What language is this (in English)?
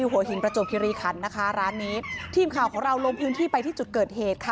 Thai